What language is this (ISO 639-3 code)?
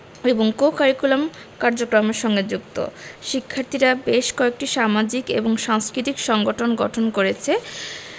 ben